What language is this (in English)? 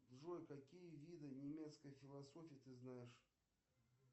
Russian